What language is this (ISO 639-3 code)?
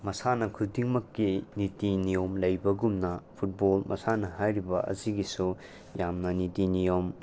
mni